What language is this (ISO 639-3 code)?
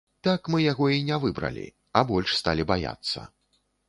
bel